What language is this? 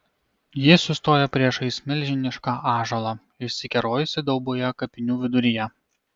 Lithuanian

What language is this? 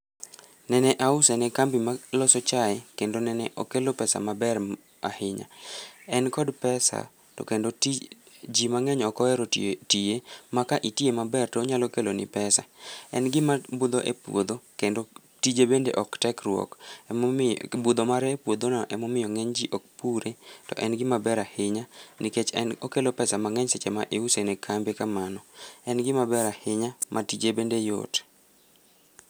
Luo (Kenya and Tanzania)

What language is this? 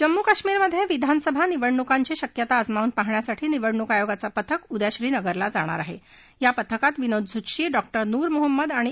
Marathi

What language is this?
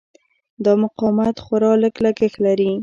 Pashto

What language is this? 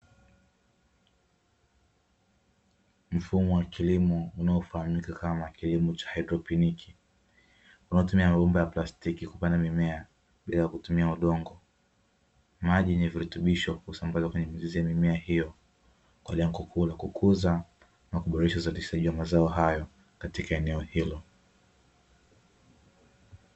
Swahili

